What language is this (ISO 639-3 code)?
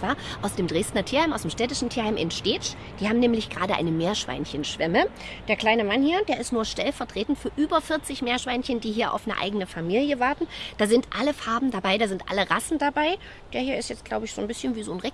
deu